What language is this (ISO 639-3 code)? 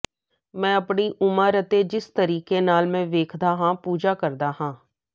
pan